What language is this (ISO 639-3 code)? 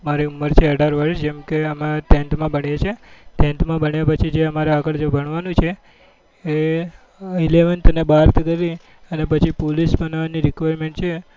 guj